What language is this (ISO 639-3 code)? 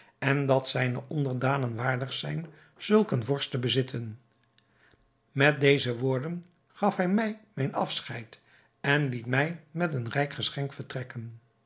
nld